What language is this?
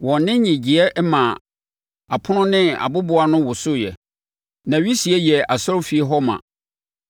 Akan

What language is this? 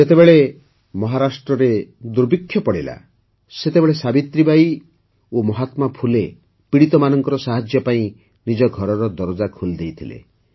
Odia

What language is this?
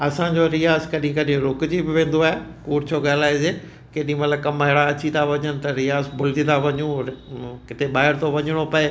Sindhi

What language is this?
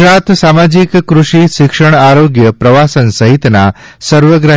Gujarati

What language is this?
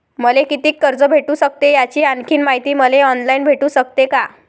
Marathi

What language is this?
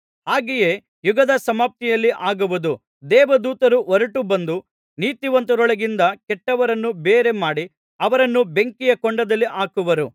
Kannada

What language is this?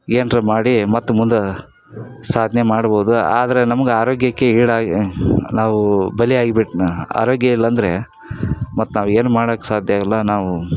Kannada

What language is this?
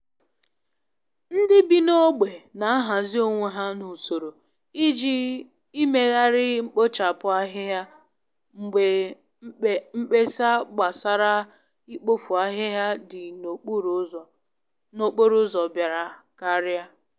Igbo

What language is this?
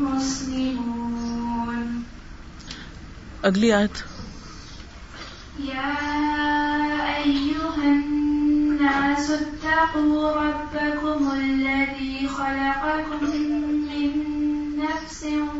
Urdu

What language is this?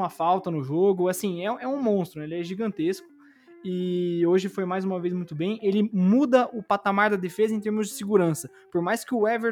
Portuguese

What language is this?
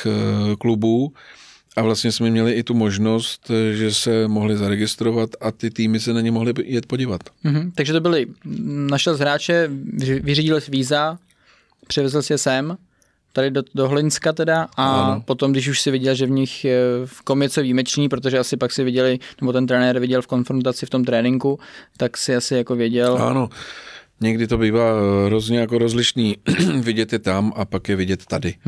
Czech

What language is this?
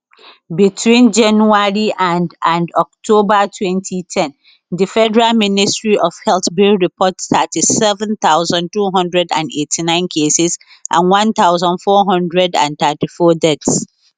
Nigerian Pidgin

